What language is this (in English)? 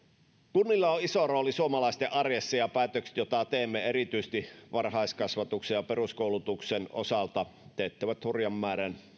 Finnish